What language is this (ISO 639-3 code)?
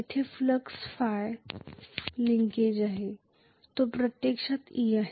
mar